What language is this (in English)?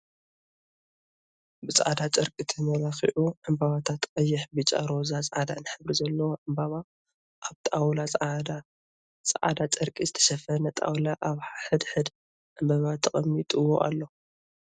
Tigrinya